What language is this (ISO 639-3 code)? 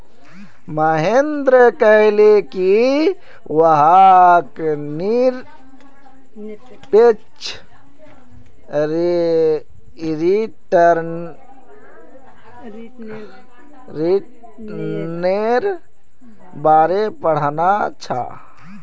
mag